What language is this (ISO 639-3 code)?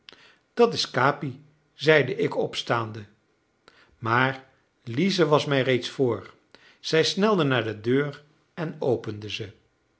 nld